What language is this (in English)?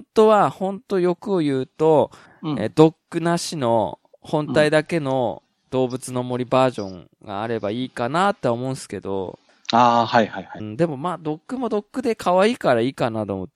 Japanese